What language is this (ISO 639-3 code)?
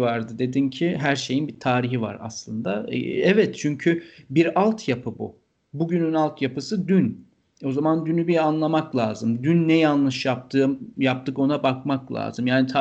tur